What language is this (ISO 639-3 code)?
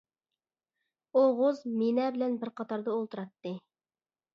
uig